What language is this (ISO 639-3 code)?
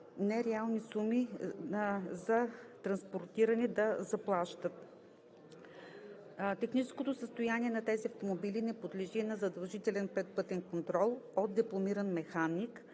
bul